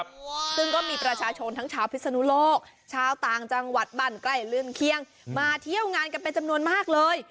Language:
Thai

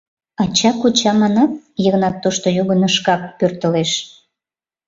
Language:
Mari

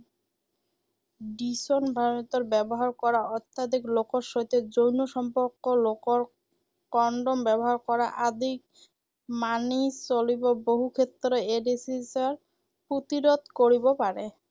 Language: Assamese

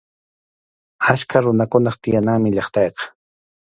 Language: Arequipa-La Unión Quechua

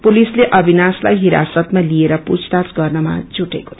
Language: Nepali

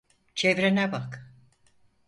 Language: Turkish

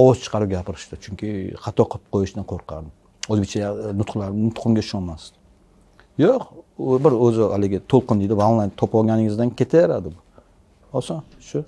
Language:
Turkish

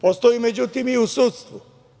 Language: Serbian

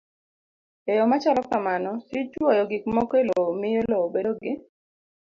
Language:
Luo (Kenya and Tanzania)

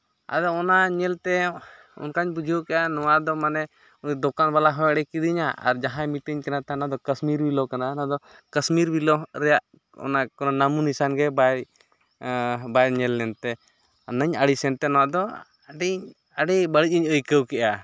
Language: Santali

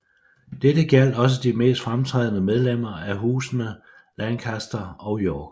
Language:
Danish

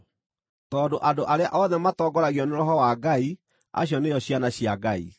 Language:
Kikuyu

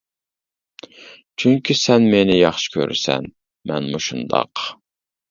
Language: Uyghur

